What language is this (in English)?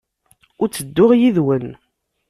Kabyle